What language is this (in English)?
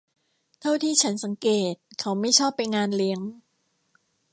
Thai